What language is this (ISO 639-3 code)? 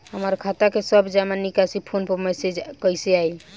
bho